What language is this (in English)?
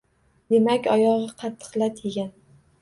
Uzbek